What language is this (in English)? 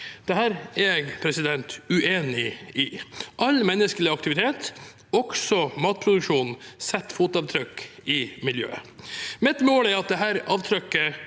Norwegian